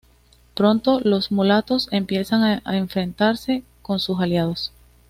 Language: Spanish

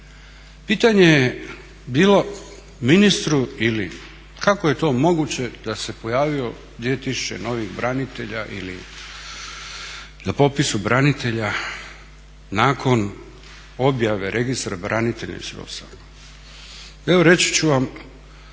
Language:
Croatian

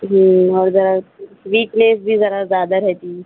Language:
Urdu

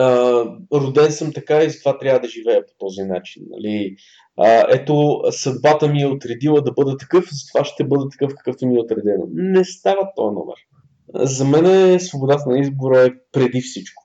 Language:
Bulgarian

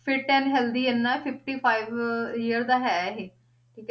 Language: Punjabi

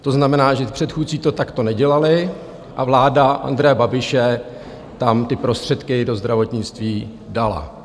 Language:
Czech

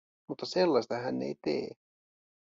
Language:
Finnish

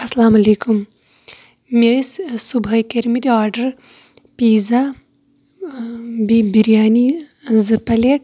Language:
Kashmiri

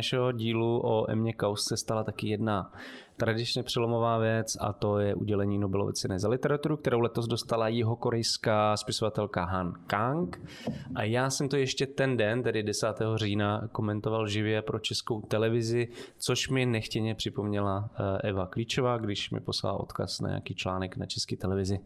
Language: Czech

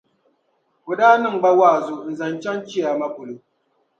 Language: Dagbani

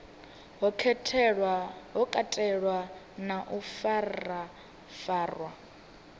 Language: Venda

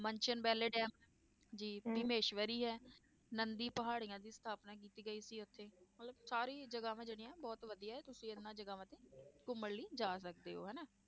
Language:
Punjabi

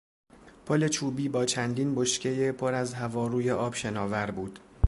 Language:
Persian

